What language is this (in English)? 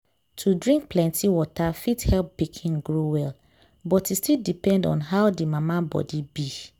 Nigerian Pidgin